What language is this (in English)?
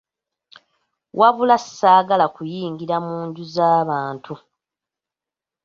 Ganda